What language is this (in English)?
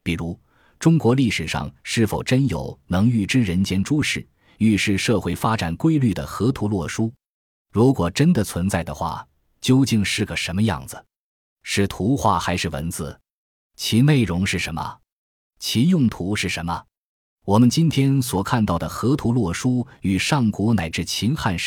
Chinese